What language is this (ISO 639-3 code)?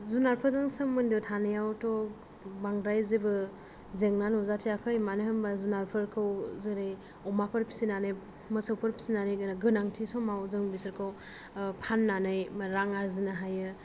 brx